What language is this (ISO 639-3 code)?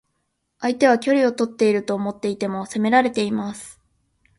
jpn